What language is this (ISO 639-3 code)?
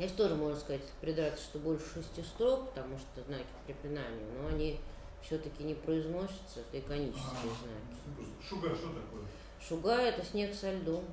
rus